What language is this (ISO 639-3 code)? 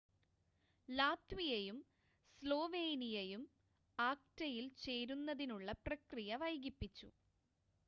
mal